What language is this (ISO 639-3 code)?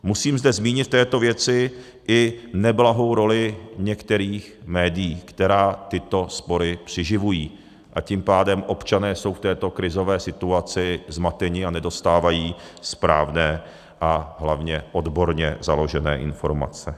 ces